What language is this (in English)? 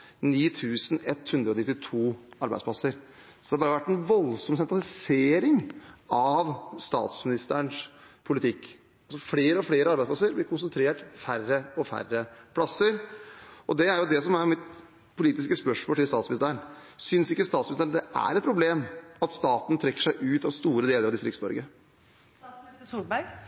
Norwegian Bokmål